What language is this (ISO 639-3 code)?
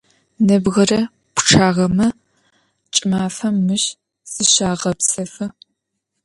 ady